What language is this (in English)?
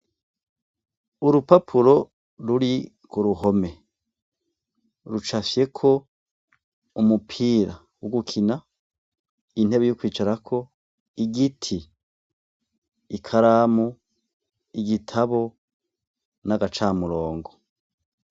Rundi